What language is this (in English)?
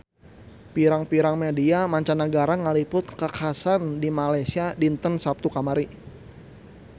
Sundanese